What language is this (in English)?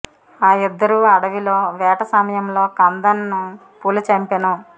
Telugu